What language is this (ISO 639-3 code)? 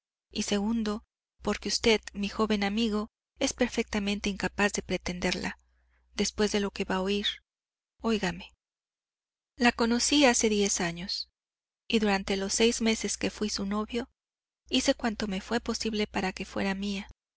spa